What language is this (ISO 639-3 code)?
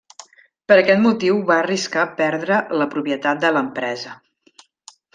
cat